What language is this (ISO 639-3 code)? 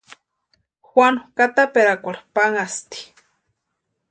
pua